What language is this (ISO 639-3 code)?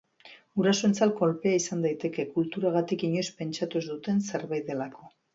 eus